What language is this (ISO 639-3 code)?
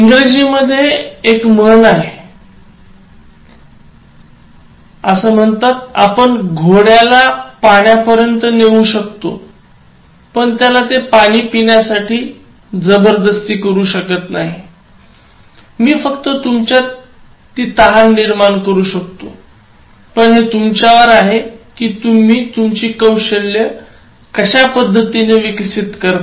mar